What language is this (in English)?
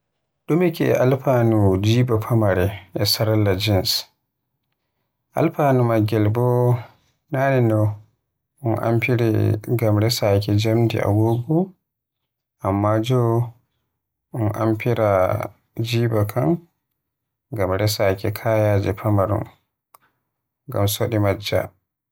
Western Niger Fulfulde